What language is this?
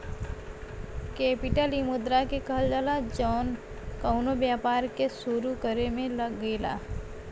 Bhojpuri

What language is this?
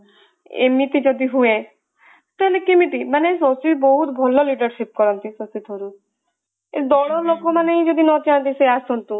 Odia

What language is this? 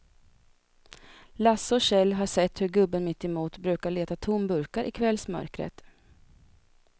Swedish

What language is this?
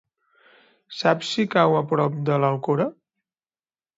Catalan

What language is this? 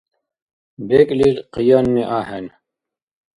Dargwa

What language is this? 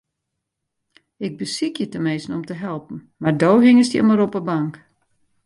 Western Frisian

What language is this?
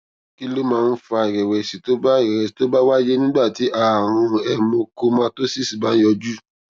Yoruba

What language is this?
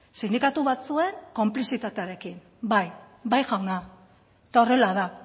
Basque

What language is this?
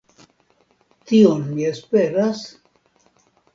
Esperanto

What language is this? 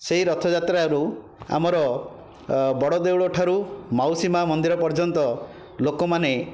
Odia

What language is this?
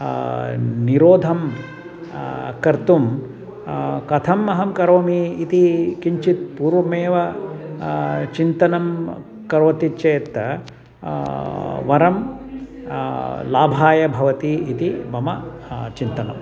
Sanskrit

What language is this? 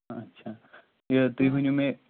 Kashmiri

